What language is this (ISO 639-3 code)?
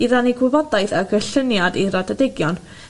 cym